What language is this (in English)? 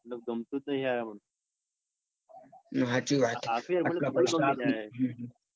Gujarati